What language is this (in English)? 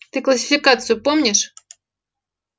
Russian